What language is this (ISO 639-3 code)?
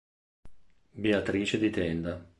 ita